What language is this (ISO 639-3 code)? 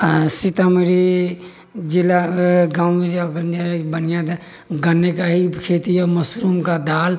mai